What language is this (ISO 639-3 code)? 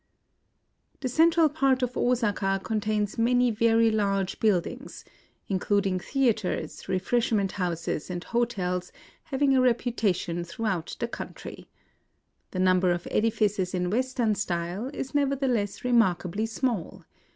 eng